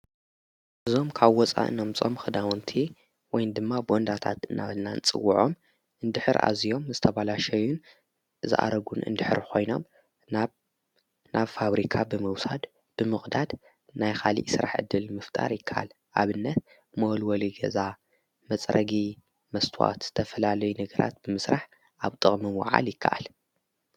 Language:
Tigrinya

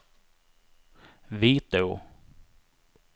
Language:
Swedish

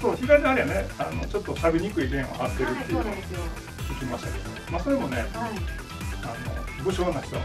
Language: Japanese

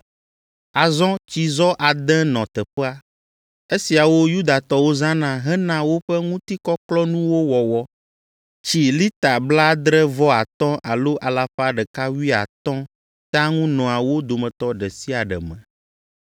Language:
Ewe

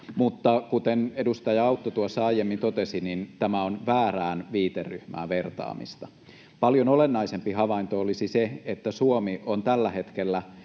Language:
Finnish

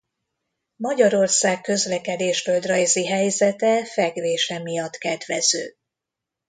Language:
Hungarian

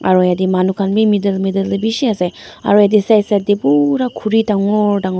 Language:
Naga Pidgin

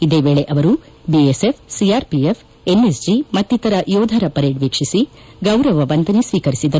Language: Kannada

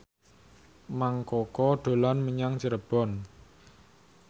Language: Javanese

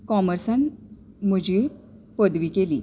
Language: Konkani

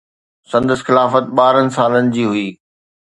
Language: Sindhi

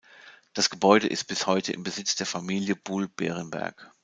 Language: German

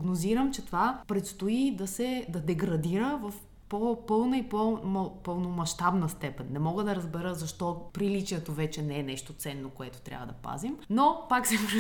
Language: Bulgarian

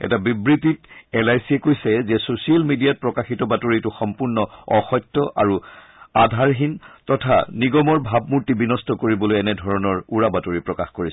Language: Assamese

